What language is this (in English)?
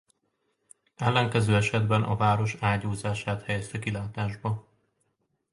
Hungarian